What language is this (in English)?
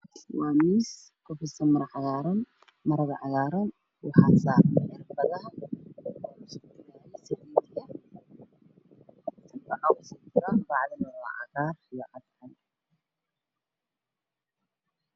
Somali